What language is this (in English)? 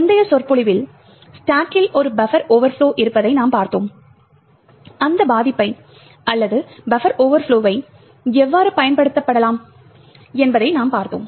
Tamil